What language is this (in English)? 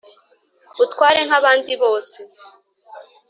Kinyarwanda